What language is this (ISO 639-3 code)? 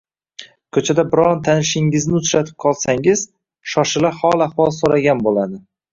uzb